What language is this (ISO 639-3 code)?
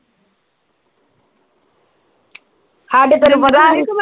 pan